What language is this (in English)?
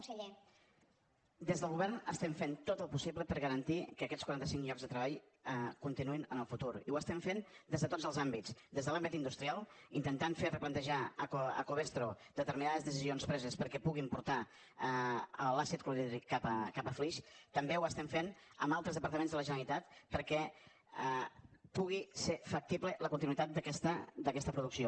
Catalan